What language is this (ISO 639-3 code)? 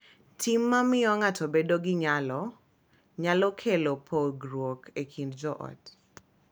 luo